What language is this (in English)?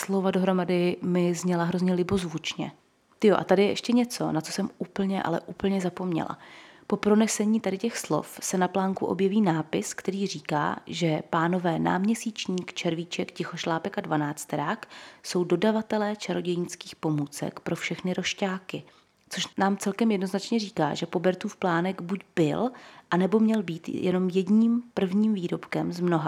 Czech